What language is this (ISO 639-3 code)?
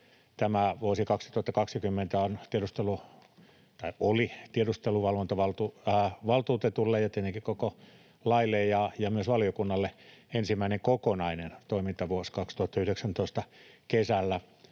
fin